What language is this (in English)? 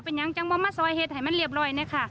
Thai